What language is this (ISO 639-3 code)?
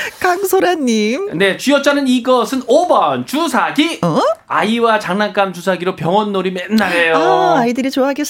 kor